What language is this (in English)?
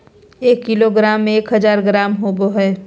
Magahi